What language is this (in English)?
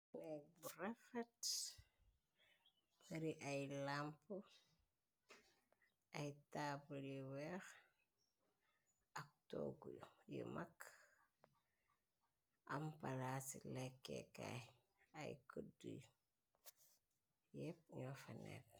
Wolof